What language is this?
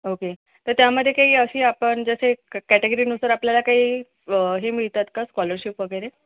Marathi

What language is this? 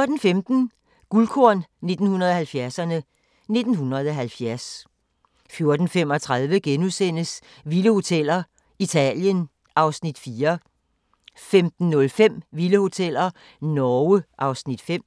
Danish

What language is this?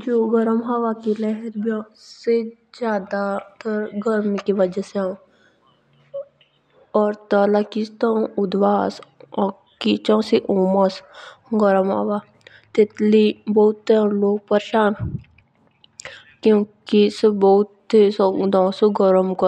Jaunsari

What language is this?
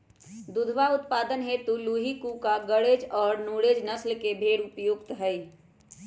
Magahi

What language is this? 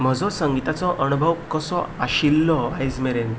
Konkani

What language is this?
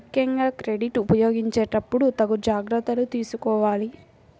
Telugu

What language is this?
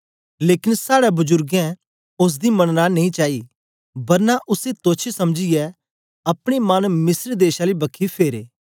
Dogri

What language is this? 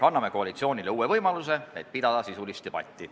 Estonian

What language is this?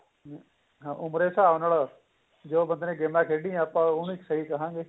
Punjabi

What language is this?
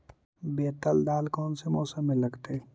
Magahi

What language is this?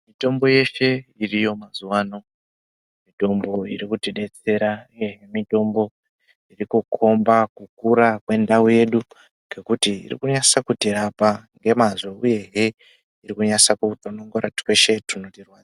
Ndau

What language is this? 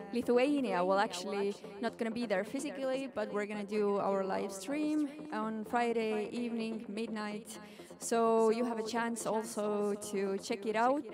English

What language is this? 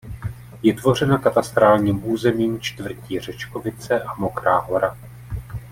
Czech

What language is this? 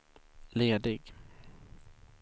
Swedish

